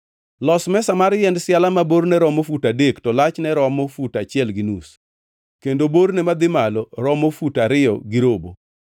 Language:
Luo (Kenya and Tanzania)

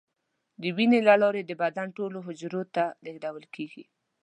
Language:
Pashto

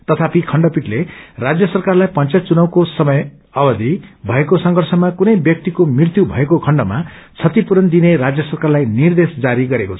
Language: Nepali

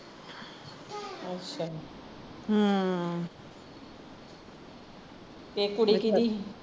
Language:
Punjabi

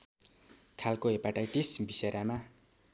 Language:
Nepali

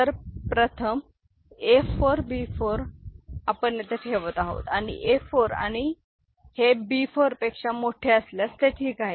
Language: Marathi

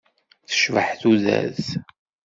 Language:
Kabyle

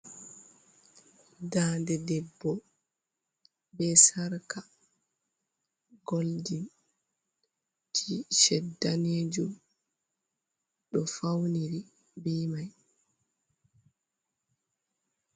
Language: Fula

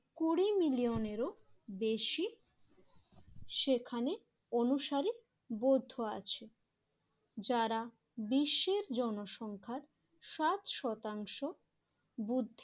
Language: Bangla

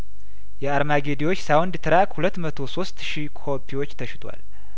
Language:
Amharic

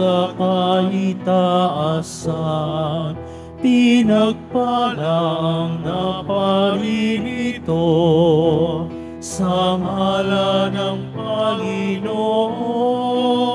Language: Filipino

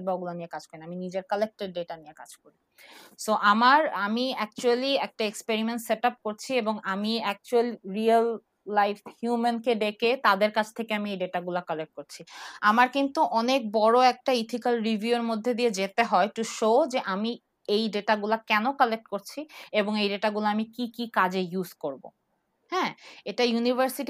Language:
Bangla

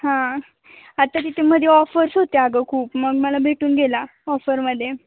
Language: Marathi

